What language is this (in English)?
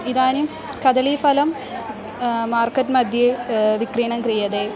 Sanskrit